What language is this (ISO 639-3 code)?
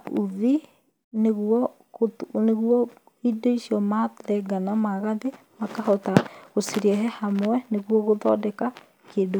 kik